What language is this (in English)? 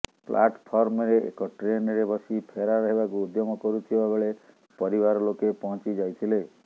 Odia